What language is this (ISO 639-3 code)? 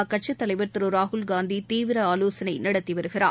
tam